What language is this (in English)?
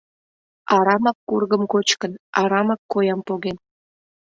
Mari